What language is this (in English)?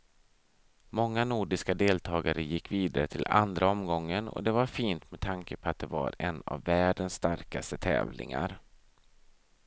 Swedish